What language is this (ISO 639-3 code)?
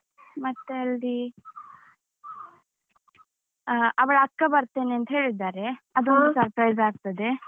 kan